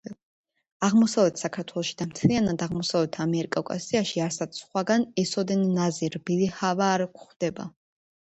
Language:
Georgian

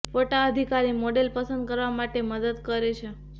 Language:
Gujarati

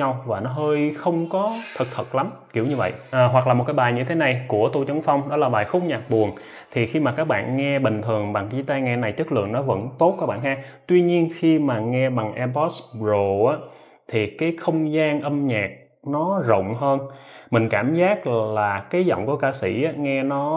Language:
Vietnamese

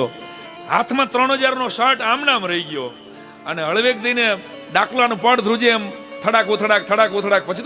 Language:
Hindi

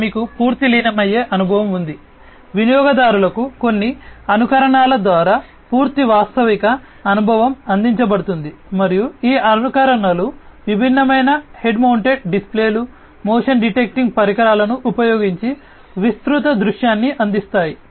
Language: Telugu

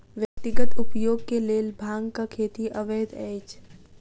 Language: Maithili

